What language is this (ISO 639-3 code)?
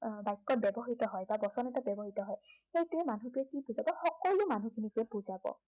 asm